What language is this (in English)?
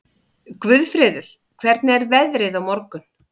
Icelandic